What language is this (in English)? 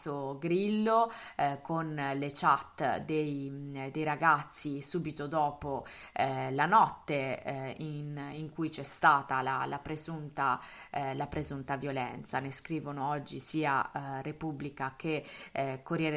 Italian